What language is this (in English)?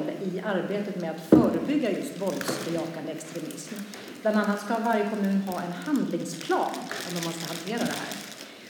Swedish